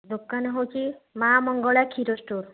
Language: Odia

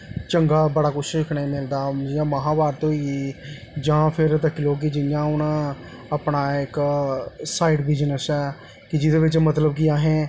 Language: Dogri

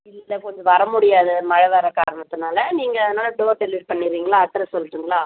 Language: Tamil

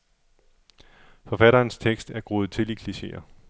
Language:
Danish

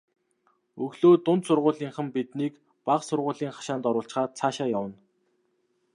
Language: Mongolian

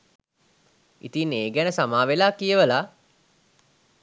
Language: Sinhala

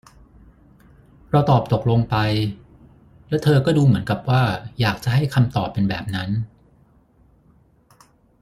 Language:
Thai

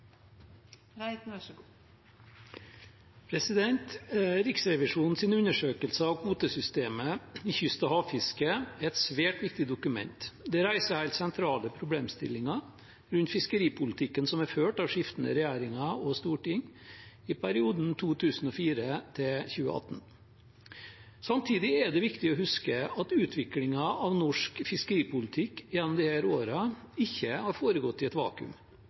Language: Norwegian Bokmål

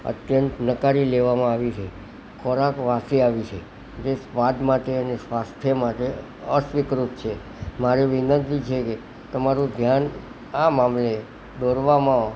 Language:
Gujarati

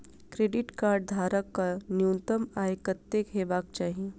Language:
Maithili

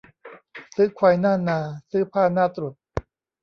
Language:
Thai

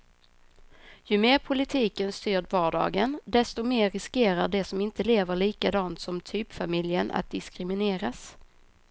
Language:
Swedish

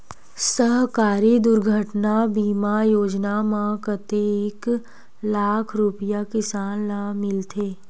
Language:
Chhattisgarhi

